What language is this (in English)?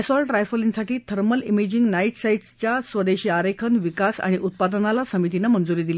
Marathi